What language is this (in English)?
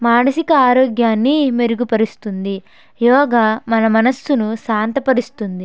Telugu